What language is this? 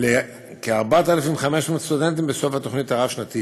Hebrew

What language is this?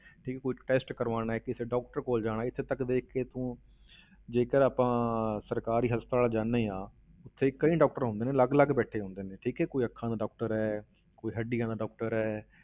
Punjabi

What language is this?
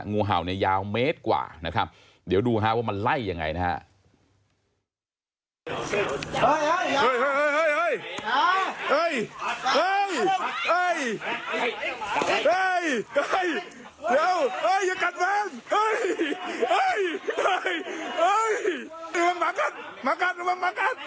Thai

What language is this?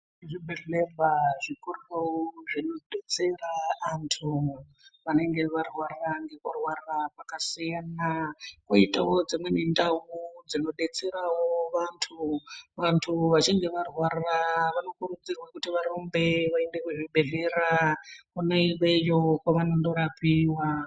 Ndau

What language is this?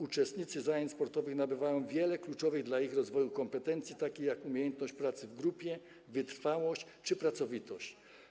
Polish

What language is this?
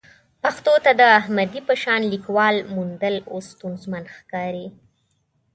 Pashto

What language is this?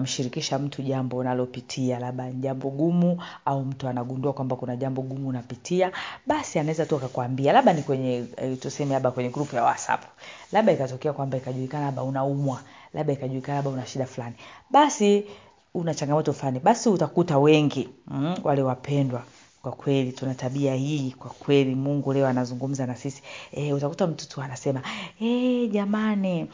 Swahili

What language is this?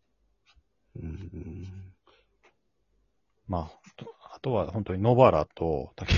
Japanese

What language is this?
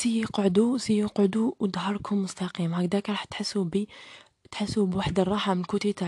Arabic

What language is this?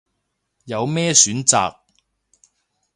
Cantonese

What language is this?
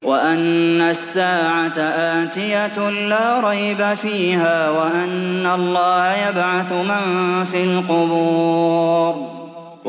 Arabic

